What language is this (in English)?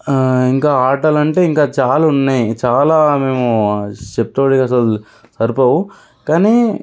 Telugu